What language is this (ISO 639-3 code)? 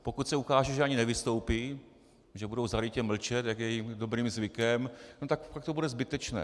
ces